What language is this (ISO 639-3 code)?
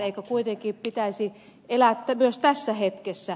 fin